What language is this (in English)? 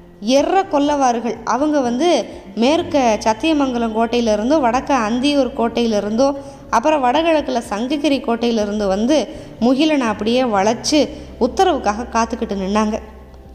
Tamil